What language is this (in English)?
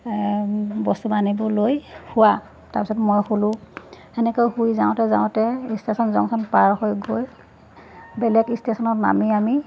Assamese